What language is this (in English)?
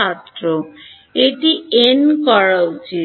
Bangla